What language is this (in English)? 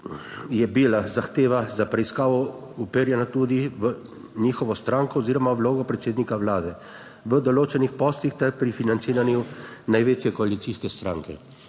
Slovenian